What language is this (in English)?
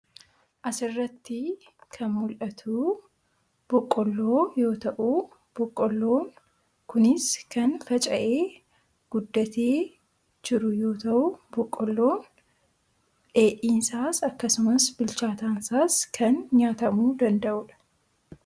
Oromo